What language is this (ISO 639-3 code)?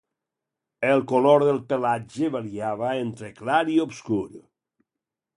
cat